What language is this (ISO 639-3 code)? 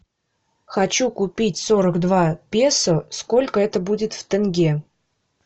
rus